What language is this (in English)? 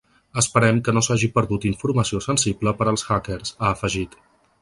Catalan